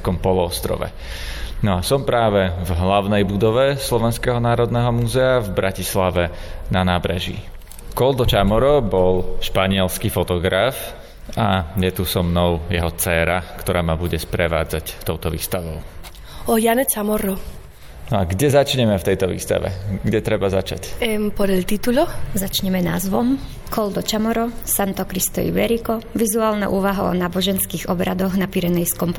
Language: Slovak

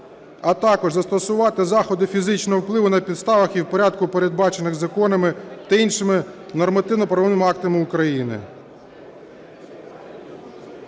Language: Ukrainian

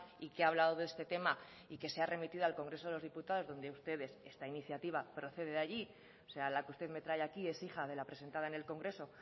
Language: Spanish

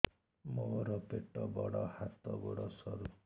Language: Odia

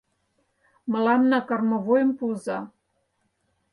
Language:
Mari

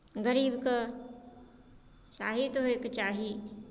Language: Maithili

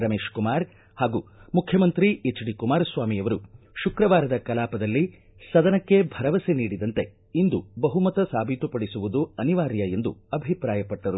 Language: Kannada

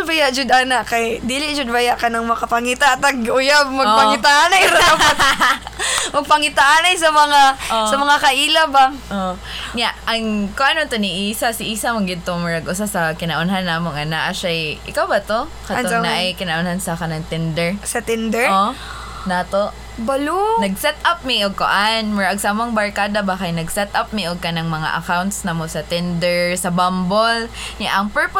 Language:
Filipino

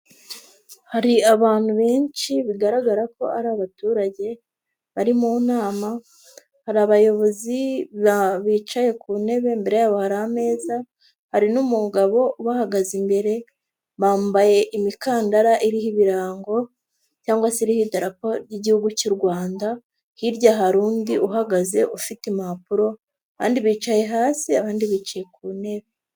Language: Kinyarwanda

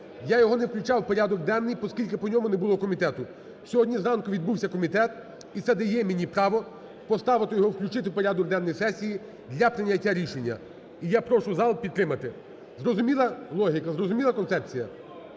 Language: Ukrainian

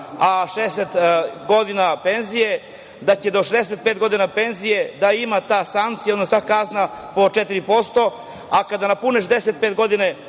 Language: Serbian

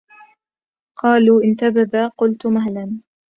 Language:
Arabic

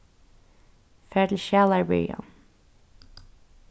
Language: Faroese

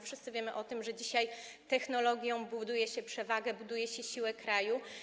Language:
Polish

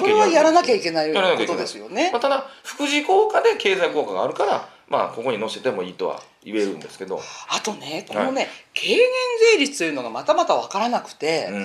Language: Japanese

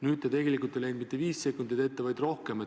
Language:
Estonian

